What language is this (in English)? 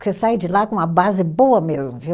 Portuguese